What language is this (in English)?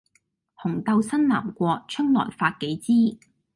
Cantonese